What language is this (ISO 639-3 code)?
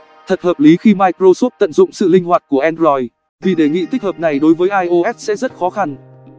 vie